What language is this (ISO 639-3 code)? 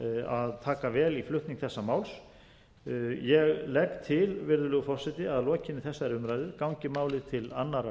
isl